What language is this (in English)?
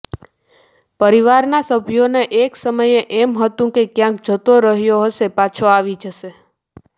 Gujarati